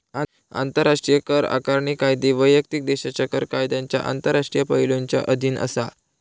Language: Marathi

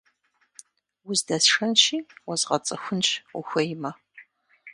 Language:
Kabardian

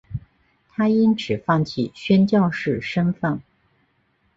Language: Chinese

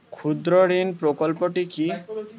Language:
Bangla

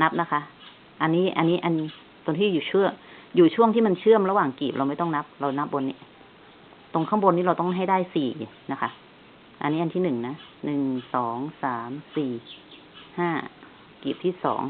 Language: Thai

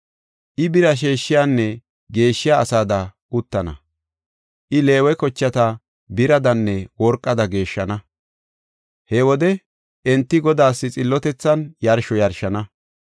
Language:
Gofa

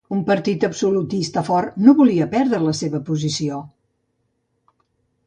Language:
Catalan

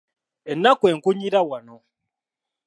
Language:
Ganda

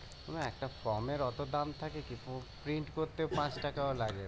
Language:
Bangla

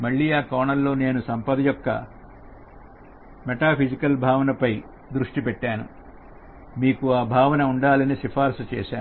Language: Telugu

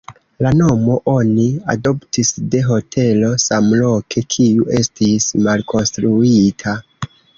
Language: Esperanto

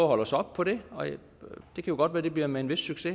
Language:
Danish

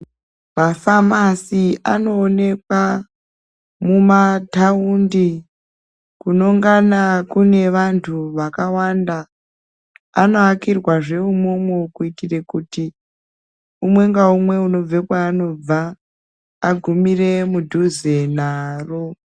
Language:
Ndau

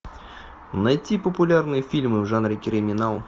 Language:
Russian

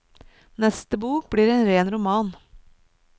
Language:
Norwegian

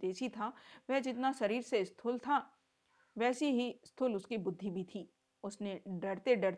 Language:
Hindi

